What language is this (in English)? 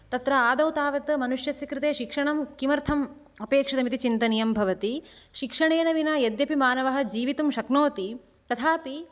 Sanskrit